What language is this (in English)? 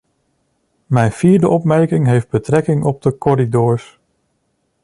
Dutch